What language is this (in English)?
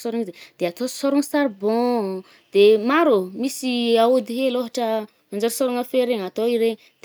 Northern Betsimisaraka Malagasy